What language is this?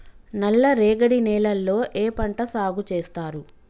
Telugu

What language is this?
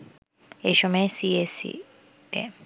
Bangla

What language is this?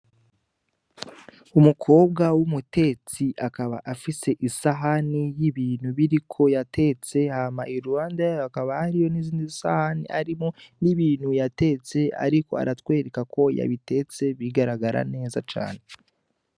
Rundi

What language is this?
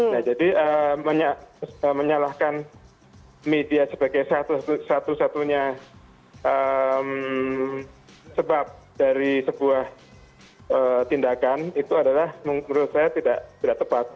Indonesian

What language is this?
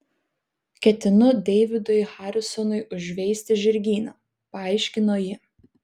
Lithuanian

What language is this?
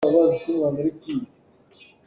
Hakha Chin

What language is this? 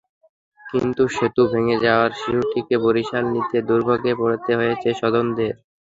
Bangla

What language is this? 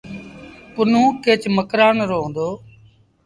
Sindhi Bhil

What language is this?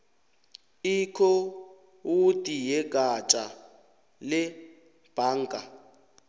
South Ndebele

